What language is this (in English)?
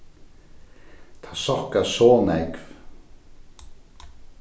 Faroese